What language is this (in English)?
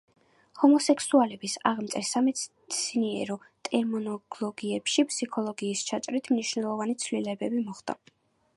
Georgian